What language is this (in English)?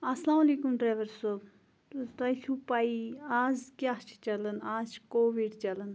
Kashmiri